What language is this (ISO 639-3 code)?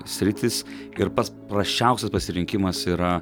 lit